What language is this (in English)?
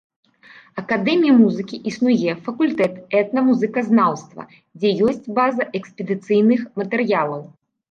Belarusian